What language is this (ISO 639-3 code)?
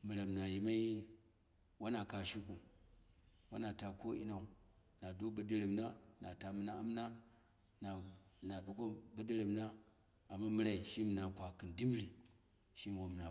kna